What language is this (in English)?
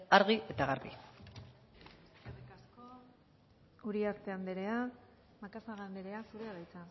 Basque